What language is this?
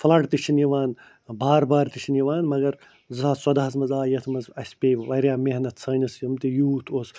Kashmiri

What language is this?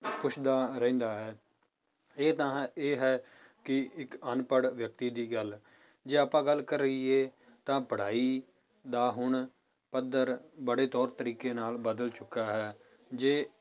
Punjabi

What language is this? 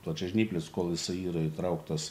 Lithuanian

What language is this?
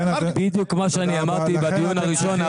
Hebrew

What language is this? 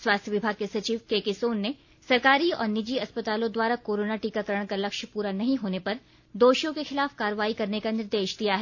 Hindi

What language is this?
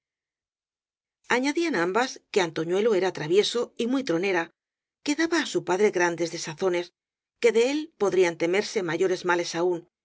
Spanish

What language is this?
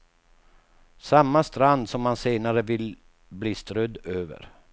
Swedish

